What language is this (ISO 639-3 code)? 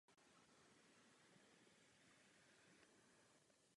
ces